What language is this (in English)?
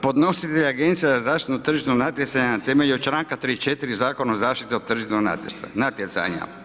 Croatian